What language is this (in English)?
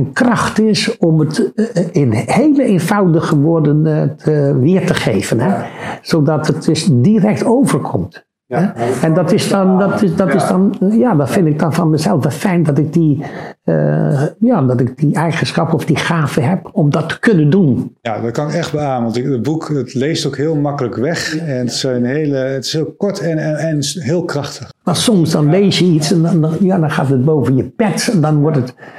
Dutch